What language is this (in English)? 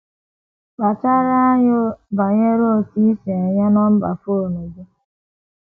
Igbo